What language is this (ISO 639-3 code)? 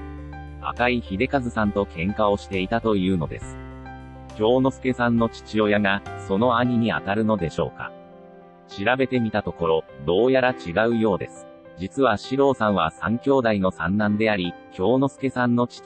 jpn